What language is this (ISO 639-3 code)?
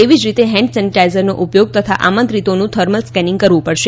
guj